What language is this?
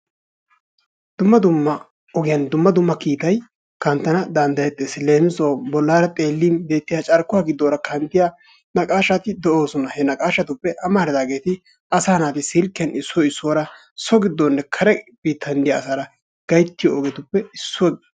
Wolaytta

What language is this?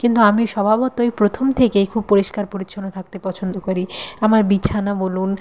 Bangla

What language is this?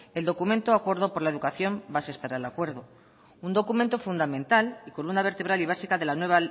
Spanish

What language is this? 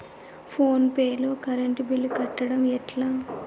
Telugu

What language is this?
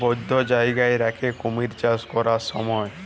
Bangla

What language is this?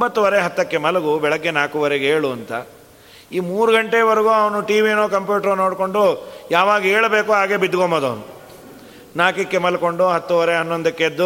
Kannada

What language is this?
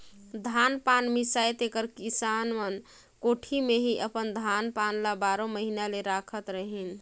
Chhattisgarhi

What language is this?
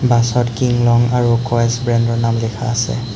Assamese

